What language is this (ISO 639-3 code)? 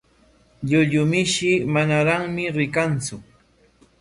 qwa